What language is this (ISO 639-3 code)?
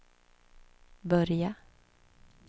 swe